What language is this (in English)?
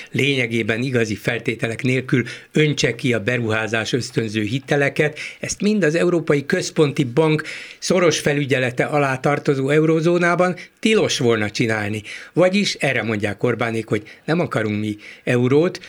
Hungarian